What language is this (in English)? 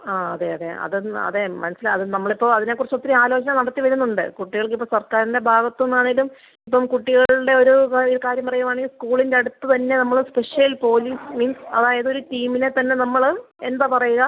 Malayalam